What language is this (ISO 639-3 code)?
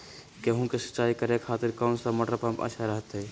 mag